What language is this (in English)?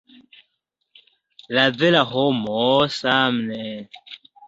Esperanto